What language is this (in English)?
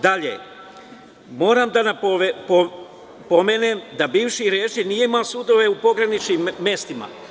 Serbian